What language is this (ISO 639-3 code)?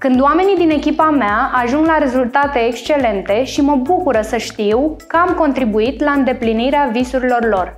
ron